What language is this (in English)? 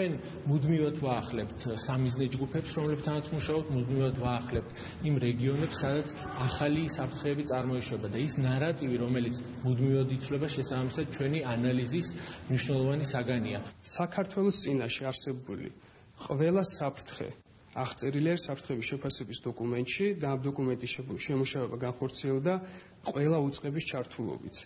Romanian